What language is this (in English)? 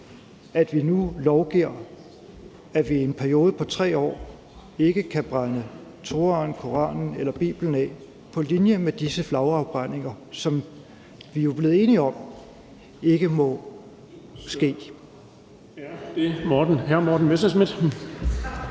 Danish